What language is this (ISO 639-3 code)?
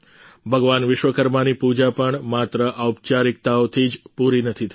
guj